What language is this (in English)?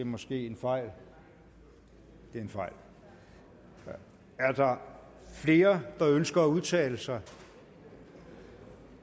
Danish